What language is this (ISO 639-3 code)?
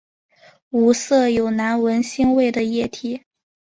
zho